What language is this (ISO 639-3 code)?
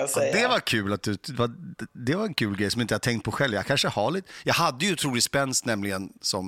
swe